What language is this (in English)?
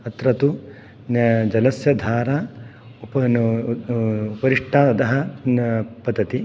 Sanskrit